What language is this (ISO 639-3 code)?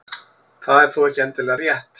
isl